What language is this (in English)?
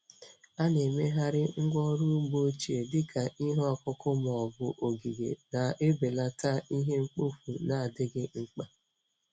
Igbo